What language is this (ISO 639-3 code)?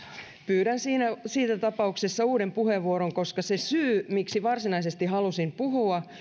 fin